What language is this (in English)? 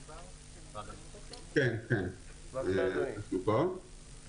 Hebrew